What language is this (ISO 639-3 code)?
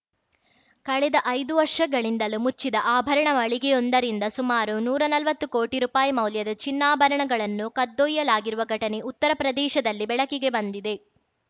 kan